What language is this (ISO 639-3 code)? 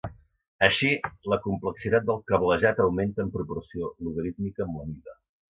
cat